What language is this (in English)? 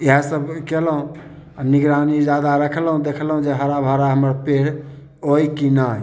Maithili